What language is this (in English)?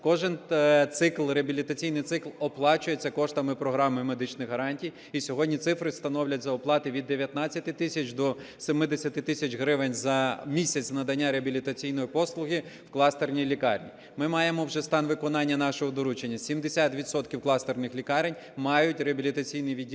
Ukrainian